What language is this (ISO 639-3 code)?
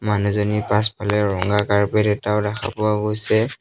asm